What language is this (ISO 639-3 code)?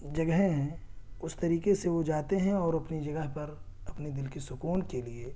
urd